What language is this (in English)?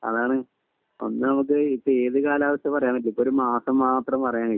Malayalam